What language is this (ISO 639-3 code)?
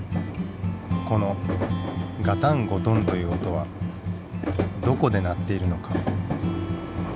jpn